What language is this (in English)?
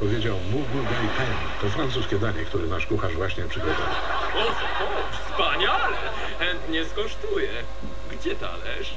Polish